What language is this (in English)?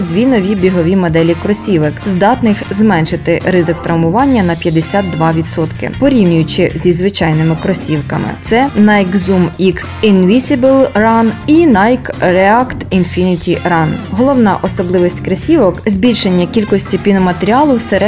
Ukrainian